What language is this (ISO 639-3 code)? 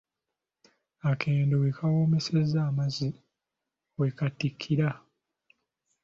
lug